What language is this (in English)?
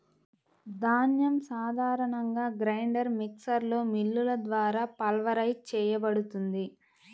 Telugu